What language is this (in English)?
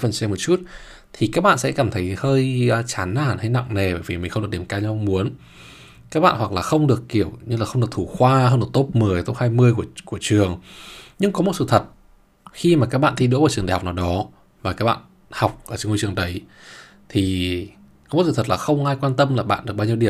Vietnamese